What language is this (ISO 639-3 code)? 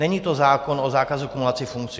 ces